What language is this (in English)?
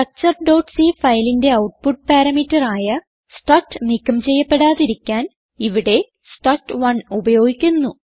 Malayalam